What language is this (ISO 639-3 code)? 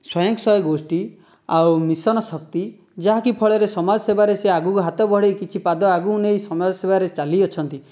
ori